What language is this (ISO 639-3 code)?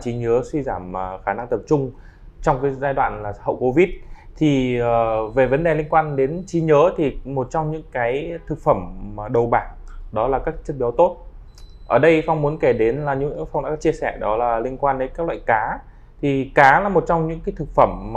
vie